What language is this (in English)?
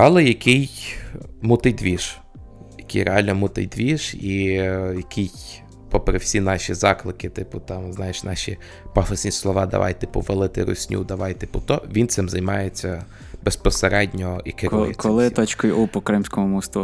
Ukrainian